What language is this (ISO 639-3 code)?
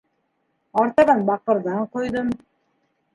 bak